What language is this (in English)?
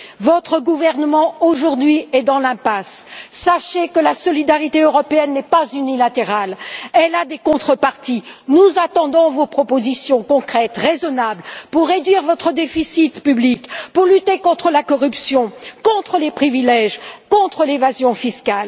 French